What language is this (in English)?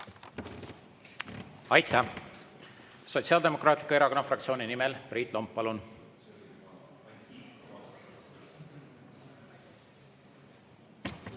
Estonian